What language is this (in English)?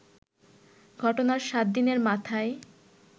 Bangla